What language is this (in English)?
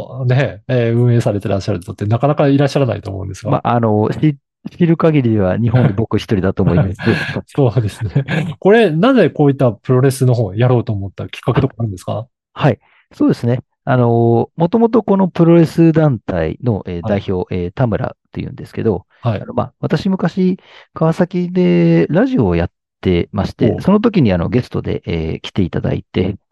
Japanese